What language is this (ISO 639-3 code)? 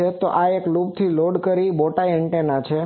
guj